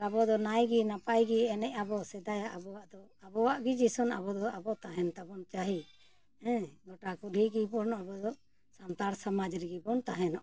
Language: Santali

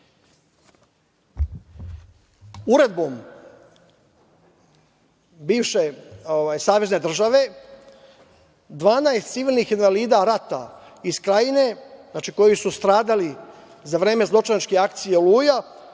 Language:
Serbian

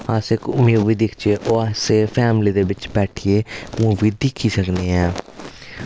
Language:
Dogri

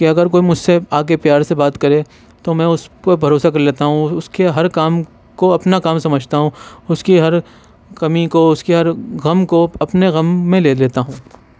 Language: Urdu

